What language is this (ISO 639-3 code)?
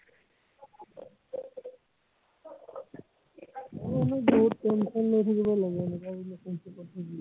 asm